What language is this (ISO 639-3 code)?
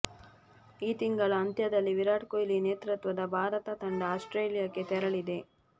kan